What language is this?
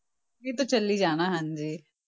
Punjabi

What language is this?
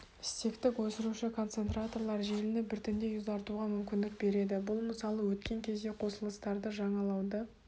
Kazakh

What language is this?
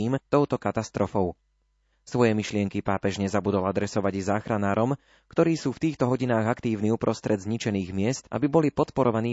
Slovak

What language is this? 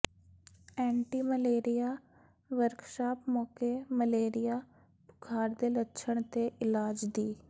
Punjabi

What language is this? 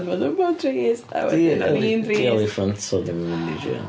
Welsh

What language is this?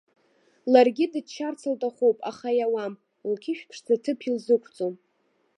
Abkhazian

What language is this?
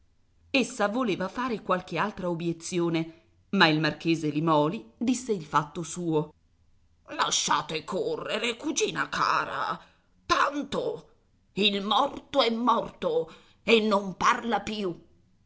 Italian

